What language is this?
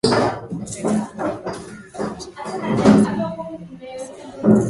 Swahili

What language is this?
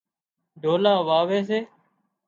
Wadiyara Koli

